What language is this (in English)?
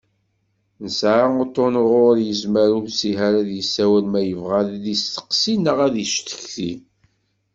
Kabyle